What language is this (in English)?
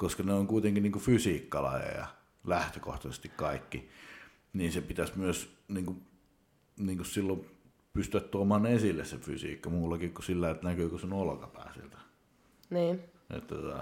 Finnish